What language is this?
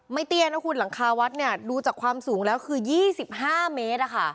Thai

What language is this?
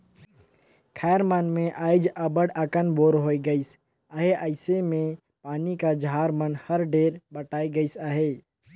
Chhattisgarhi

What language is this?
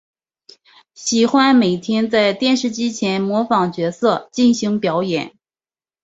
Chinese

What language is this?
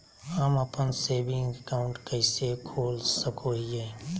Magahi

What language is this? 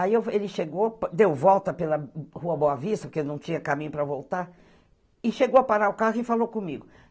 Portuguese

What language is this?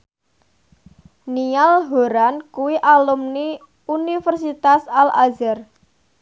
Javanese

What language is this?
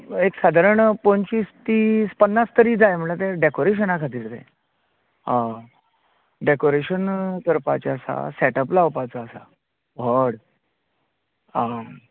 Konkani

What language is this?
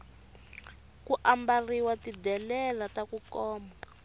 Tsonga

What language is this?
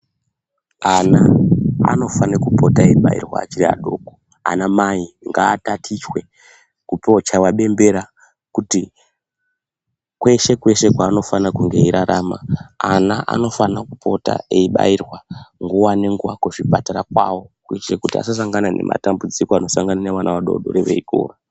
Ndau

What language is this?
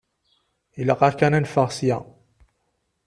Kabyle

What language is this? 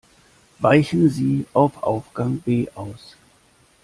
German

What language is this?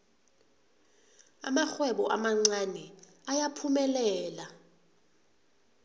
South Ndebele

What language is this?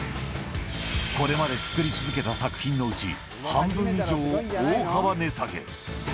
Japanese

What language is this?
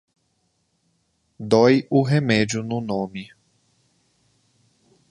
Portuguese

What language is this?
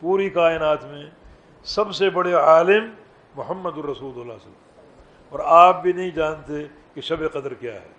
Urdu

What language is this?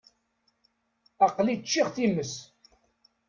Kabyle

